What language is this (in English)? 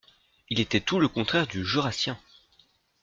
French